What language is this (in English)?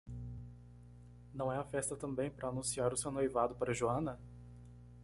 Portuguese